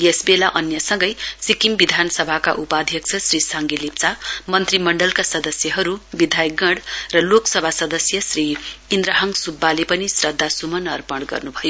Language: Nepali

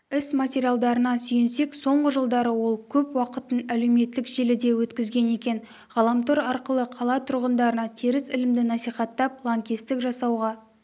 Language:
Kazakh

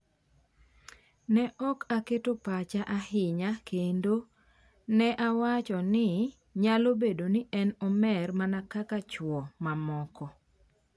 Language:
Luo (Kenya and Tanzania)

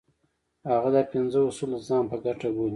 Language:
Pashto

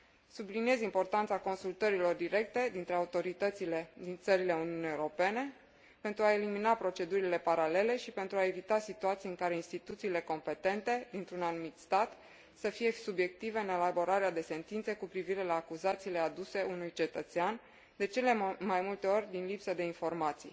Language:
Romanian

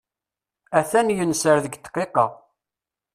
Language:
Kabyle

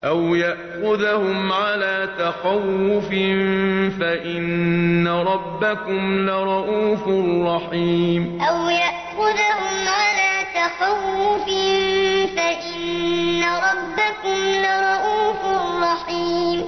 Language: Arabic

